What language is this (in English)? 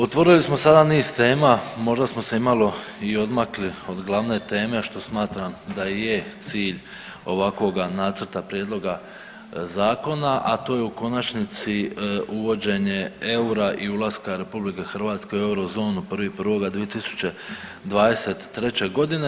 Croatian